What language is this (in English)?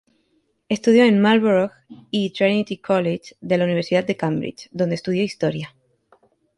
Spanish